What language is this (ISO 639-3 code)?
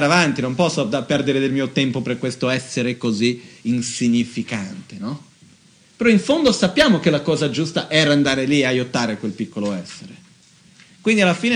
ita